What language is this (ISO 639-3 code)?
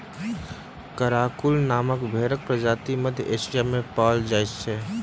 mai